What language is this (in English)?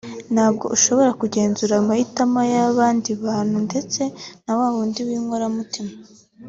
Kinyarwanda